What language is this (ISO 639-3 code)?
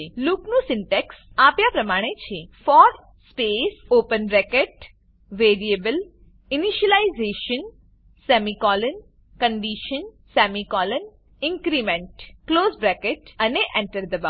guj